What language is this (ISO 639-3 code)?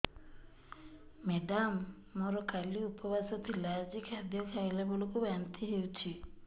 ori